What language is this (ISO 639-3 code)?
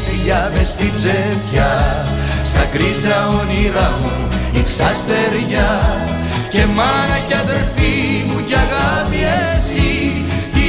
ell